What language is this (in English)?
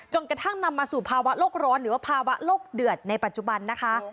Thai